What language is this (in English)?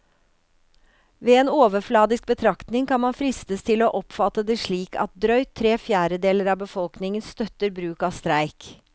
Norwegian